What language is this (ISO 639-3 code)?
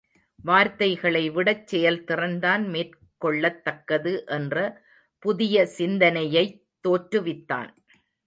tam